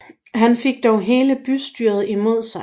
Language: Danish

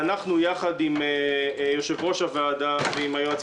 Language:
Hebrew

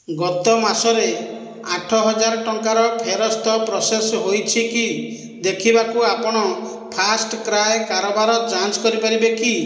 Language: Odia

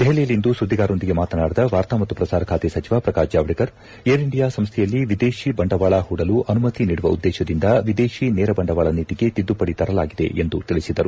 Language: Kannada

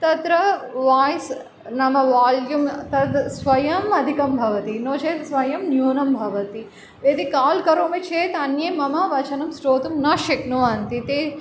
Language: Sanskrit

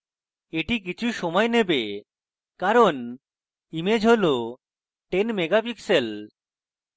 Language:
Bangla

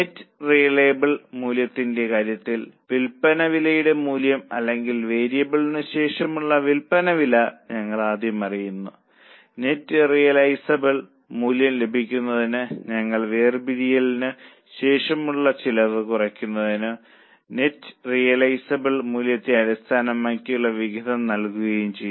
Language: Malayalam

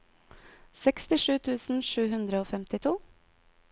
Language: Norwegian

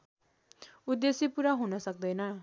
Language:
Nepali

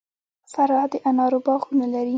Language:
Pashto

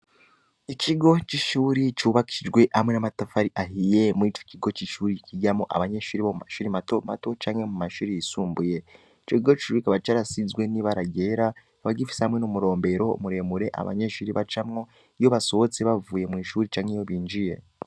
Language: Rundi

